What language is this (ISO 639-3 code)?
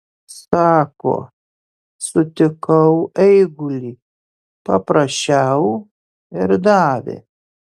lit